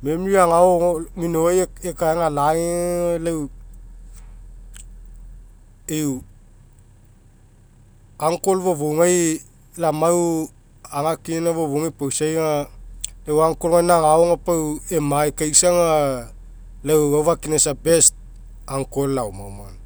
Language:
Mekeo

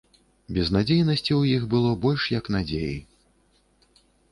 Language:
Belarusian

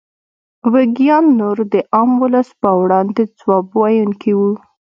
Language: Pashto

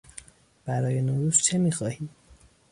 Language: Persian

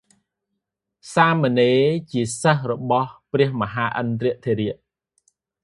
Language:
Khmer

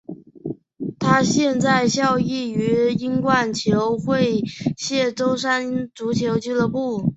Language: Chinese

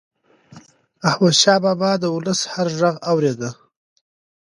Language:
Pashto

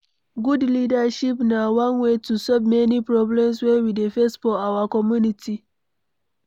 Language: Nigerian Pidgin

